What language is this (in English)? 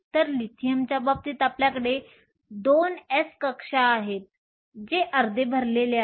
Marathi